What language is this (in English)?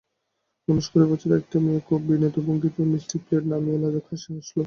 Bangla